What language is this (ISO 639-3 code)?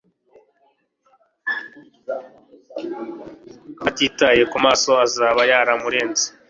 kin